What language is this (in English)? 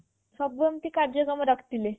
Odia